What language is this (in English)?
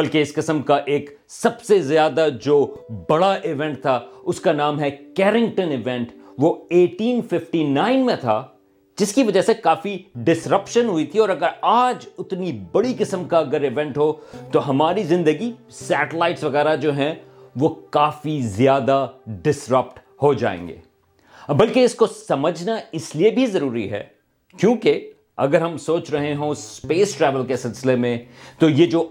Urdu